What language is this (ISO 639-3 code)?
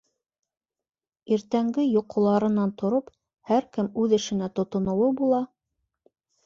bak